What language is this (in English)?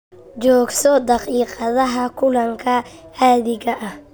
Somali